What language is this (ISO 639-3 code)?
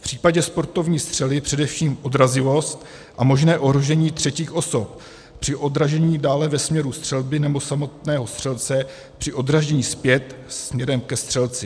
ces